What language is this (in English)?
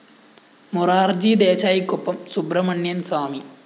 Malayalam